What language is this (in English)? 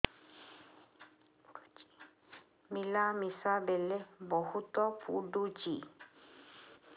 Odia